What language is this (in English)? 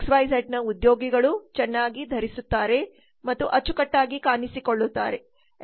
Kannada